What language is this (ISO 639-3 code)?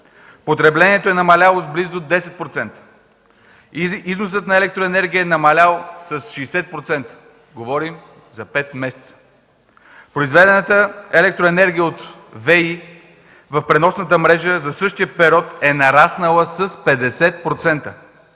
bul